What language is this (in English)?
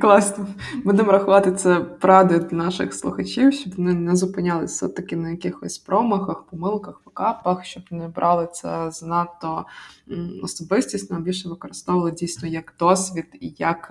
Ukrainian